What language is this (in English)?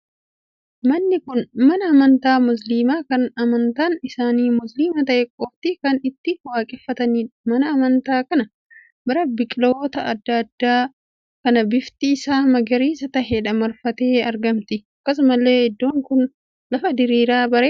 Oromo